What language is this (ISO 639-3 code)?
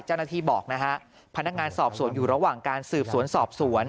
tha